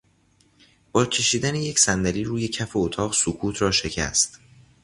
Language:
Persian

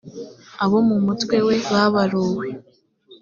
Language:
Kinyarwanda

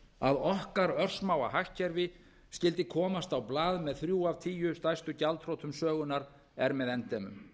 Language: Icelandic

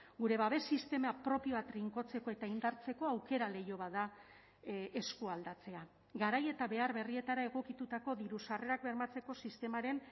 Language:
Basque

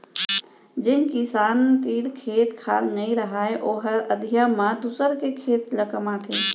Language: Chhattisgarhi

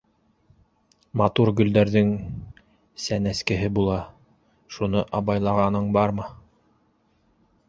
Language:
Bashkir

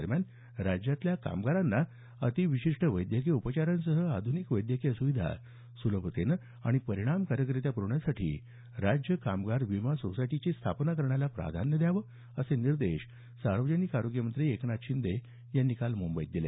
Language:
Marathi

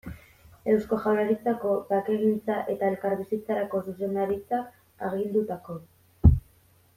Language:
Basque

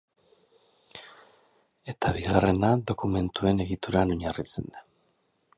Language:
Basque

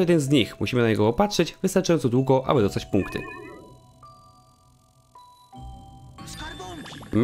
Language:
Polish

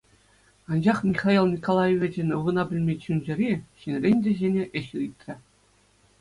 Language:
Chuvash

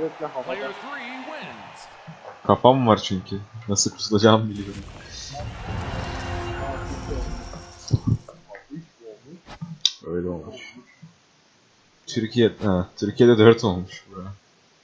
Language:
Turkish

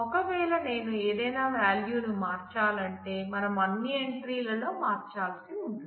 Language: Telugu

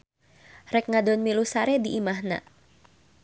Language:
Sundanese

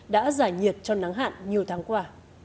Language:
Vietnamese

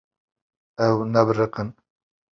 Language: Kurdish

